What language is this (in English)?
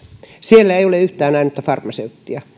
Finnish